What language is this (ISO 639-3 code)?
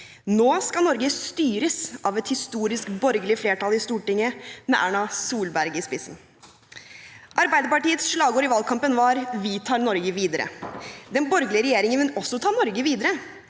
nor